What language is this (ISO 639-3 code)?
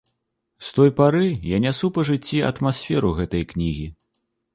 bel